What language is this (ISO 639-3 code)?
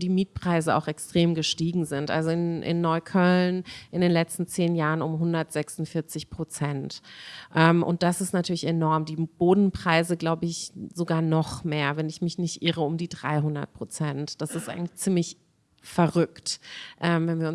deu